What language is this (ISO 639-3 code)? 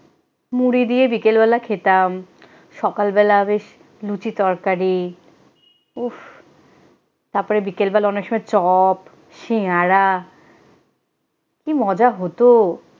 ben